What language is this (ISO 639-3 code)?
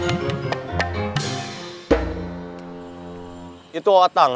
ind